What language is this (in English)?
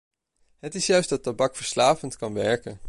Dutch